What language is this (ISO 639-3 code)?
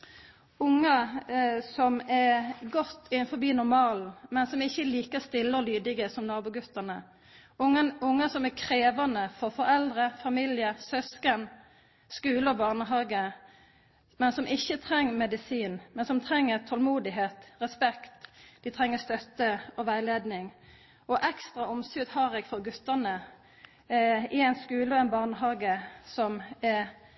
nno